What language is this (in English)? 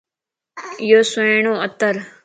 Lasi